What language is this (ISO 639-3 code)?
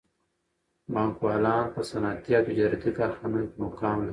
pus